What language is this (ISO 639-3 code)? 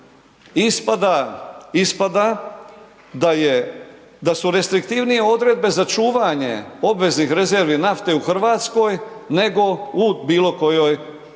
hrv